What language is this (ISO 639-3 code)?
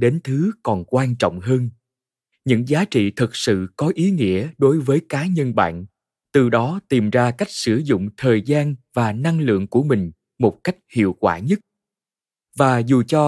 vie